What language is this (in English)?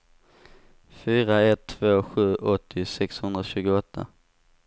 Swedish